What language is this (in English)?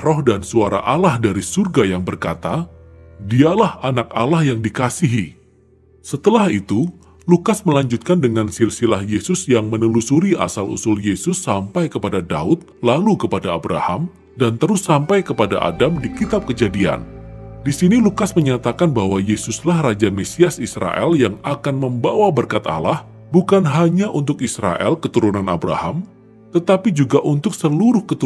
Indonesian